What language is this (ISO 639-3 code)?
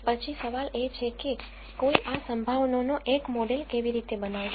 guj